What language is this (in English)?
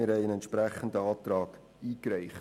Swiss German